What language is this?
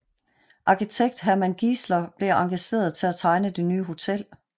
Danish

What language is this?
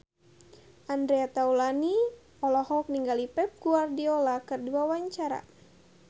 Sundanese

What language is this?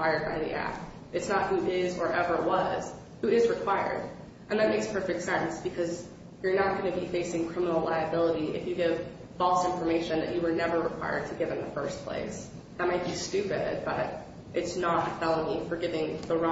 English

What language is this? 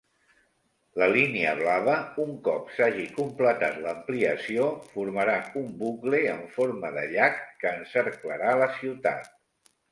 Catalan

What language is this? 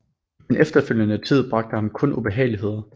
Danish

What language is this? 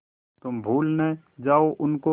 Hindi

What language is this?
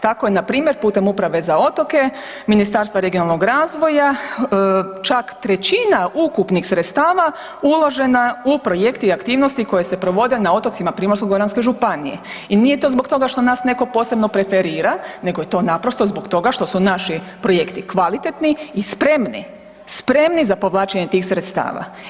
Croatian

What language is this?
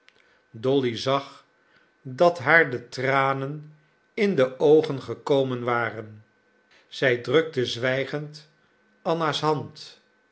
Dutch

